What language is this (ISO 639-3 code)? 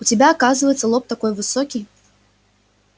rus